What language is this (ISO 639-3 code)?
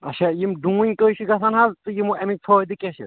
kas